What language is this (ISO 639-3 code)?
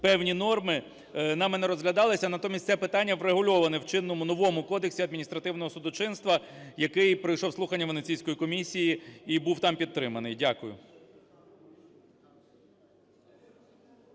ukr